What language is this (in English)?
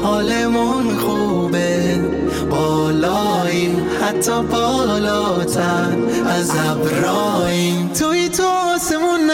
Persian